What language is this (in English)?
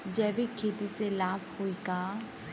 Bhojpuri